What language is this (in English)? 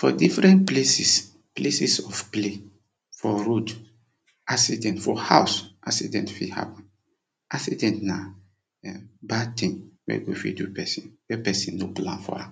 Nigerian Pidgin